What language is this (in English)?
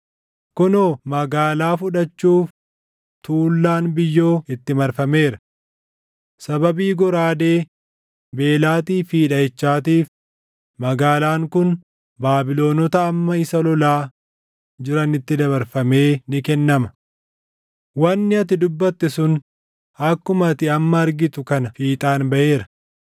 Oromo